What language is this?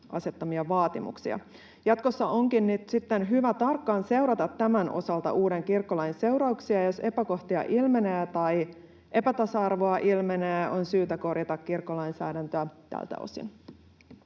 Finnish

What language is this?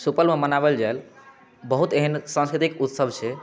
Maithili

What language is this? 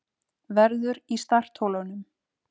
Icelandic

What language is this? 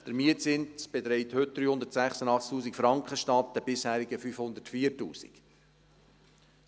Swiss German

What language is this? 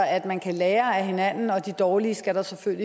Danish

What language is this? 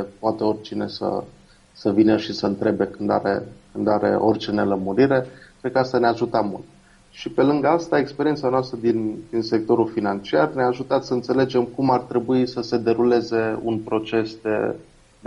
Romanian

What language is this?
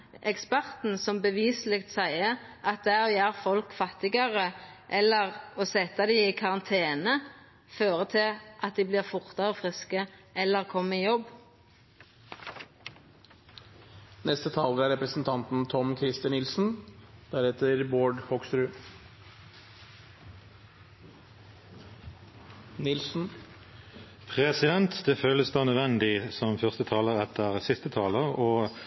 Norwegian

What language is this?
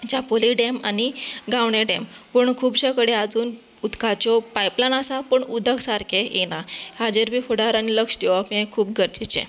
Konkani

